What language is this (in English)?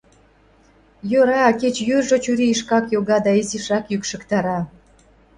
Mari